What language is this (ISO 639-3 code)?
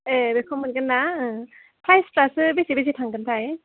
brx